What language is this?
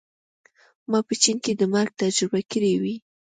Pashto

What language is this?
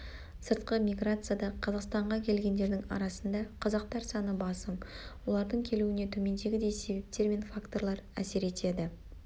Kazakh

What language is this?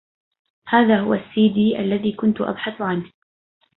Arabic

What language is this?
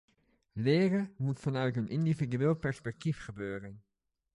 Dutch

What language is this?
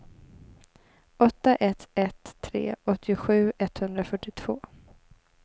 Swedish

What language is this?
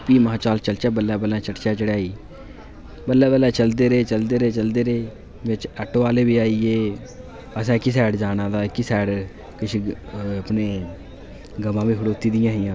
Dogri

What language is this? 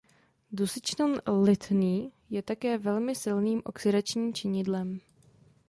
Czech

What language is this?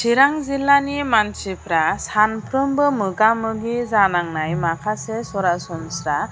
Bodo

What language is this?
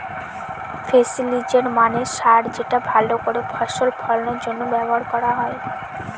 Bangla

